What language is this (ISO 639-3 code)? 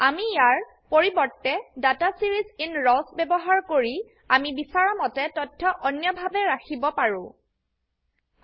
asm